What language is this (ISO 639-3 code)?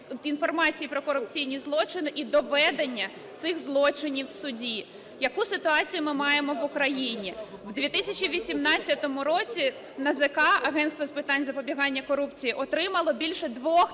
ukr